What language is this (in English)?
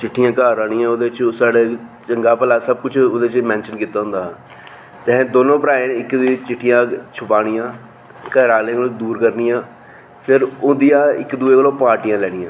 Dogri